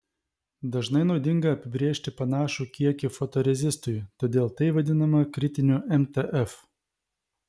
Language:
Lithuanian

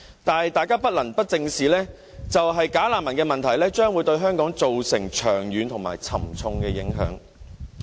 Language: Cantonese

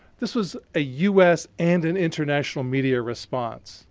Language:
English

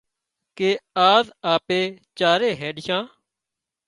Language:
Wadiyara Koli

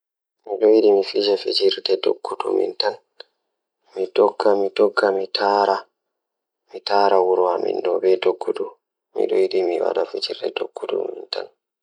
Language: Fula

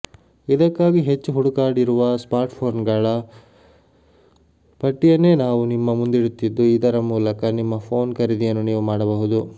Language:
Kannada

